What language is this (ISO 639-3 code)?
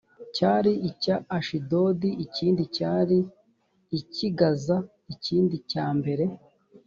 kin